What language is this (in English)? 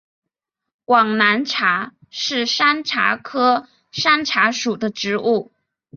Chinese